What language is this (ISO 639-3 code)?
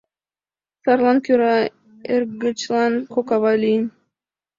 chm